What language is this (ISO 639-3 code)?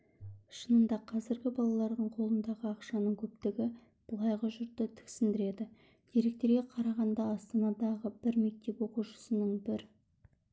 kaz